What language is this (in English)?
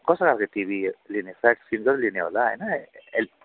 Nepali